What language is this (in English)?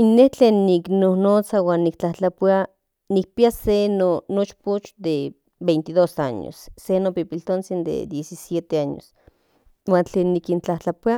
Central Nahuatl